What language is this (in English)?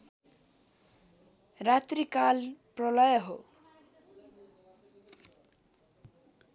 Nepali